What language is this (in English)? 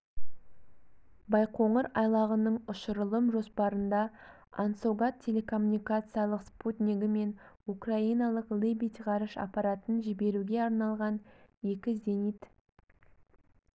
Kazakh